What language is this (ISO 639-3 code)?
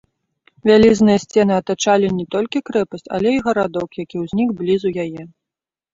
bel